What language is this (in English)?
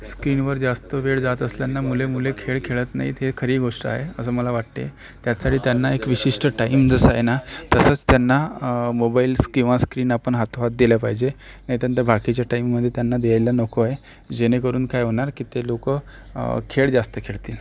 Marathi